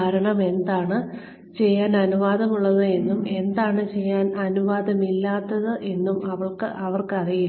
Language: Malayalam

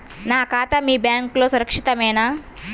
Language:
Telugu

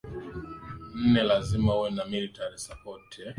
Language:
Swahili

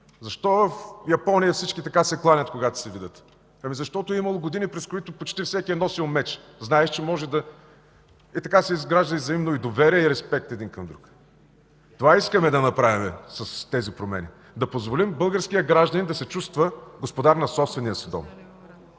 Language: Bulgarian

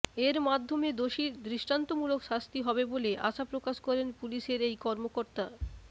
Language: Bangla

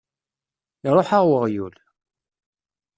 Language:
Kabyle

